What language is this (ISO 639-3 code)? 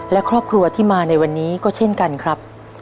tha